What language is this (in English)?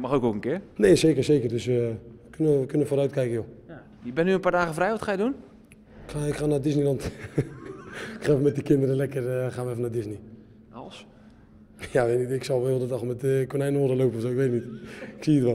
Dutch